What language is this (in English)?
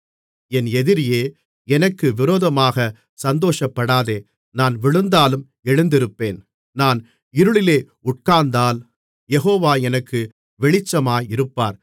Tamil